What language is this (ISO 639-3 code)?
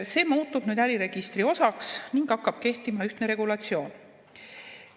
est